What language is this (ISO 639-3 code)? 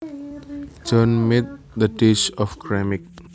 jav